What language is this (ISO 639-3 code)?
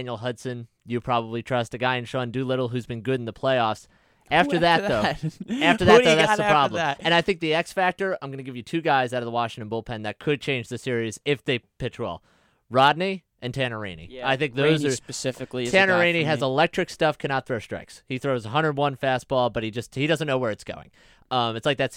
eng